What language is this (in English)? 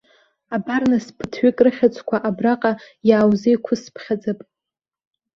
Abkhazian